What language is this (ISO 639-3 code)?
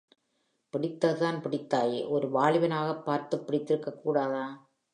tam